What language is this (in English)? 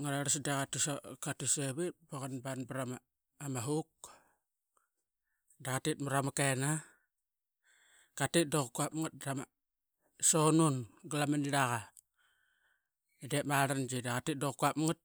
Qaqet